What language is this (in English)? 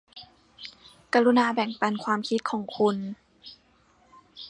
Thai